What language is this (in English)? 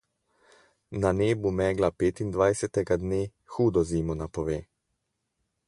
Slovenian